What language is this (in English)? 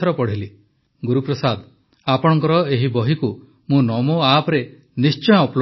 Odia